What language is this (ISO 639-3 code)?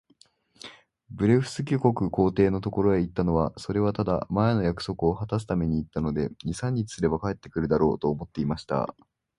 jpn